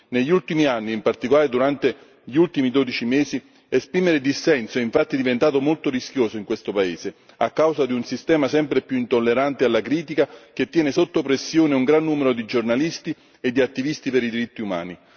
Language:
Italian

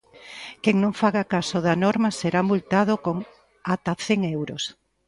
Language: Galician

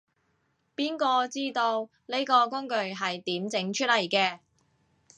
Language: Cantonese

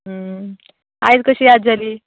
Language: Konkani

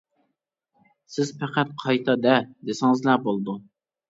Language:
Uyghur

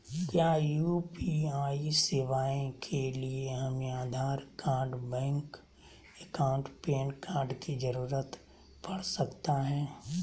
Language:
Magahi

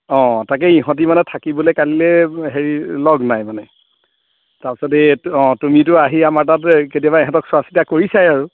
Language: Assamese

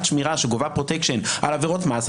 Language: Hebrew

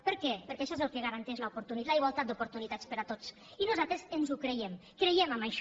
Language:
Catalan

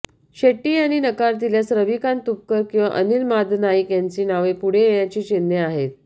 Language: Marathi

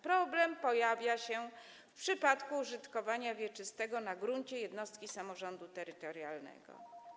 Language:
Polish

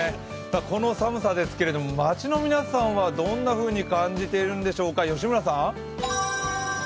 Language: Japanese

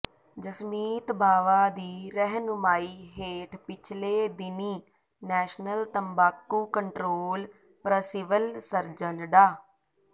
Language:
Punjabi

